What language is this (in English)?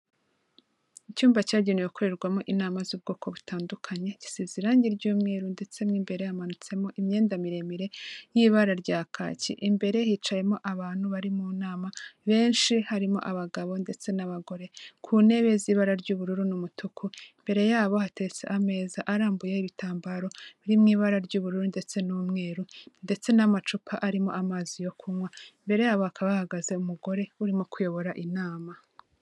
Kinyarwanda